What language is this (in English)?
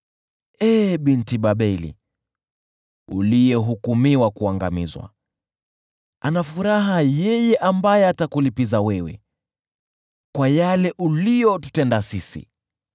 Swahili